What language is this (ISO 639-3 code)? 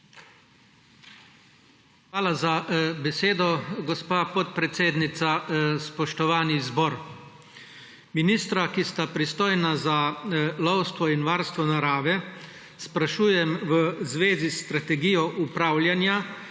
slv